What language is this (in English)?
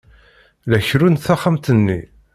Kabyle